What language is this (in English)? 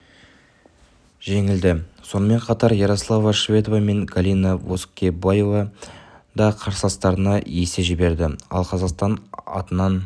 Kazakh